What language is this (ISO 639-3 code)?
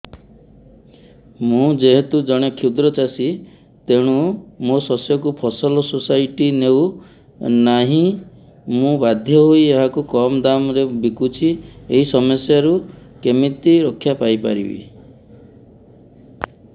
ori